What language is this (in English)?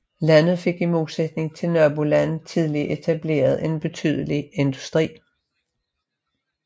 Danish